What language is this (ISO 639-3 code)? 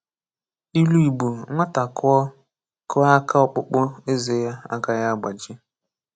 ibo